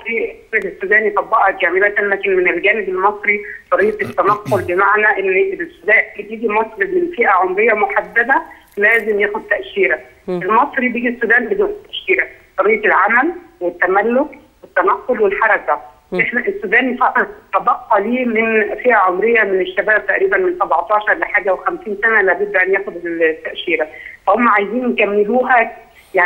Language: Arabic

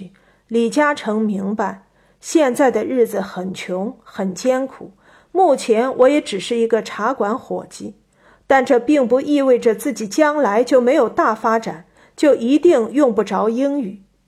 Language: Chinese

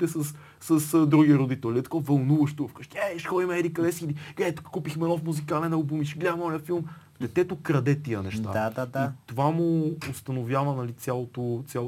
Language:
Bulgarian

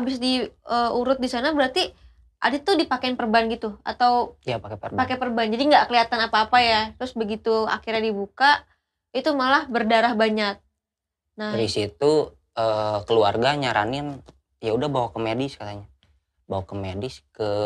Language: Indonesian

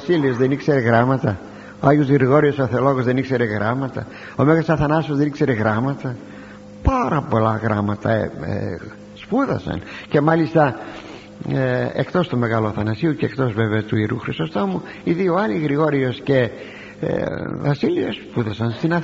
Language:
Greek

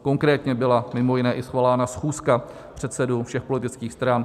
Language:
Czech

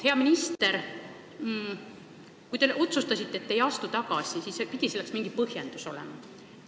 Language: Estonian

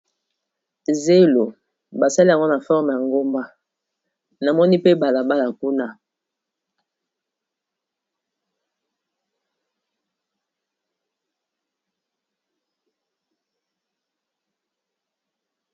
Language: Lingala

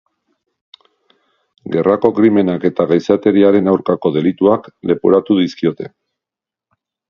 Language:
Basque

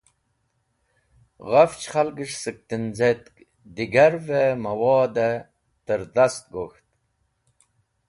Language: Wakhi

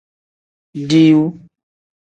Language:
Tem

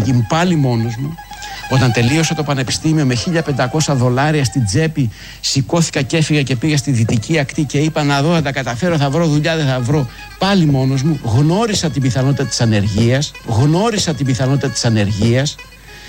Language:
Greek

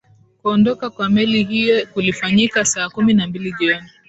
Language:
Swahili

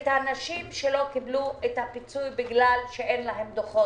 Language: Hebrew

